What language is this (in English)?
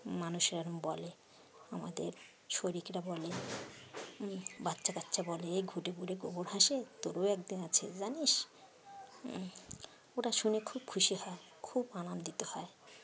Bangla